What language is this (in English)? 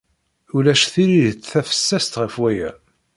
Kabyle